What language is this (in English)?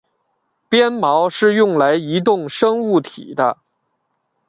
Chinese